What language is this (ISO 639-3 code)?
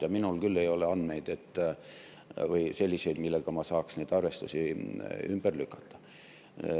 est